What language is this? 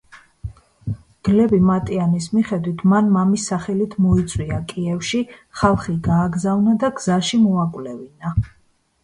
Georgian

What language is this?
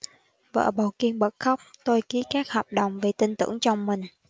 Vietnamese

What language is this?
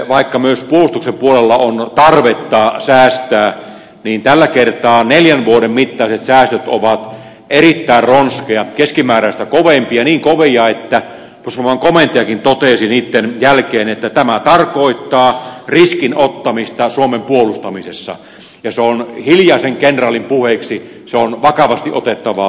Finnish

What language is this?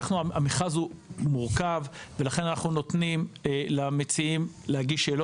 Hebrew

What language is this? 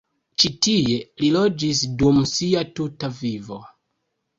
Esperanto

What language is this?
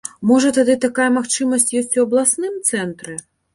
Belarusian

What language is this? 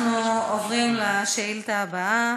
Hebrew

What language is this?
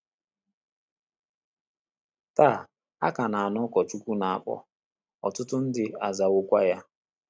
Igbo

